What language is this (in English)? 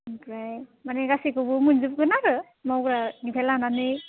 Bodo